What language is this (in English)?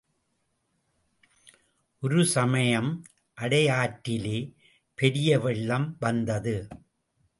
Tamil